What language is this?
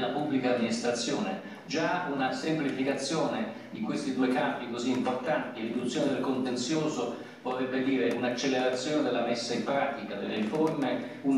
Italian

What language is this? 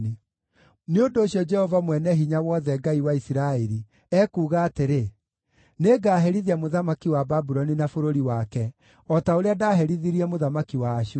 Kikuyu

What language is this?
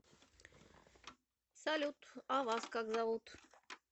Russian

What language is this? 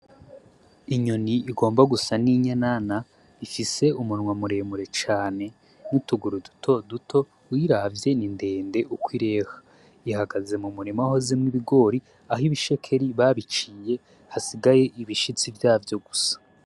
Rundi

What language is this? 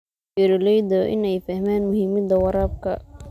Somali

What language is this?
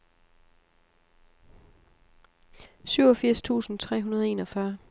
Danish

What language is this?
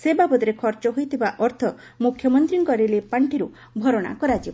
Odia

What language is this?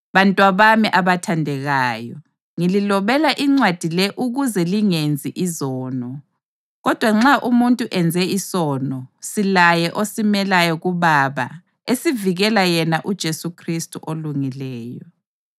North Ndebele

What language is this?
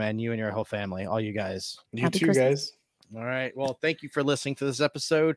English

